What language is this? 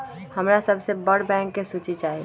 Magahi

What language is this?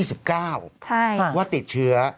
Thai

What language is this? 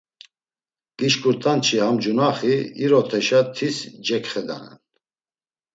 Laz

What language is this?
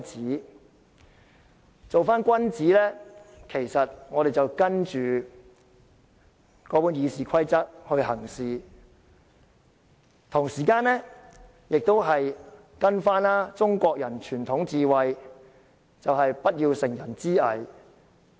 Cantonese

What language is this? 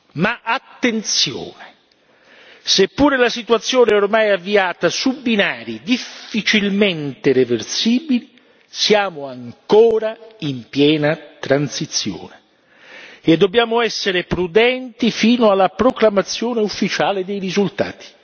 Italian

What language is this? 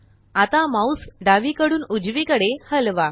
Marathi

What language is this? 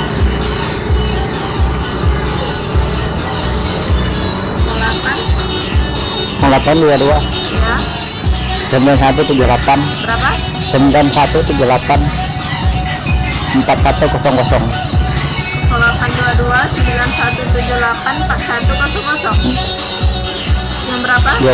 Indonesian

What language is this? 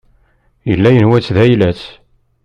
Kabyle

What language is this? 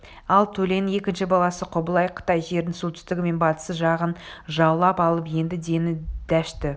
Kazakh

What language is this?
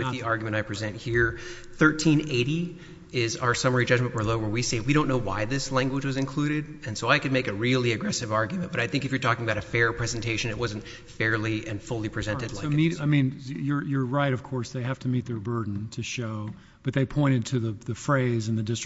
English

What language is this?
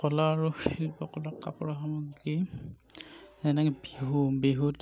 Assamese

